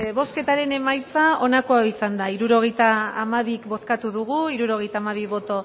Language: Basque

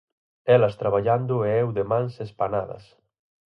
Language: Galician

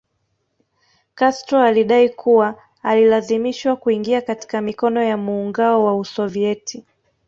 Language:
Swahili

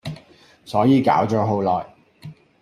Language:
Cantonese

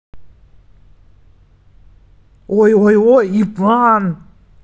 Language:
Russian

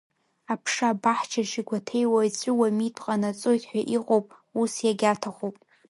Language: Abkhazian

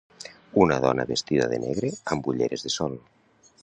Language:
Catalan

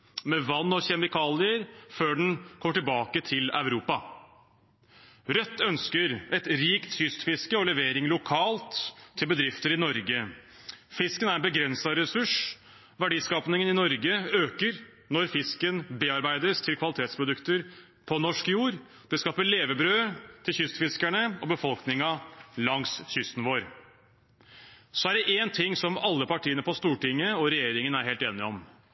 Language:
Norwegian Bokmål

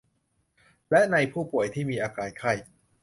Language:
Thai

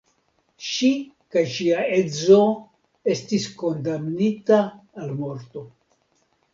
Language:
Esperanto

